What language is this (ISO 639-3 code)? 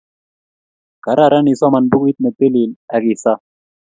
kln